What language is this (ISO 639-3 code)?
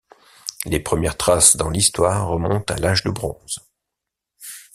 fra